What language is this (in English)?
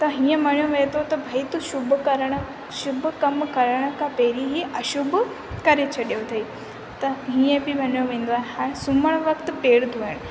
Sindhi